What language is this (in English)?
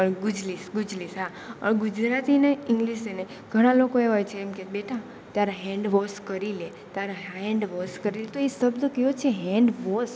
Gujarati